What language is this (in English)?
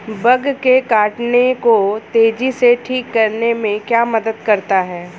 Hindi